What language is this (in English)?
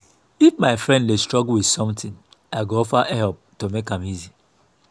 Nigerian Pidgin